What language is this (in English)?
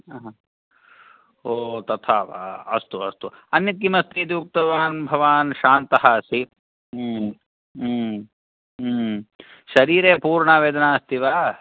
Sanskrit